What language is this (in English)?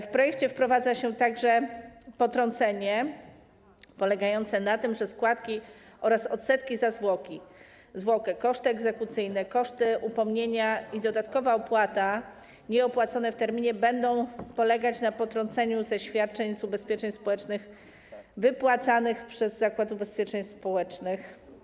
Polish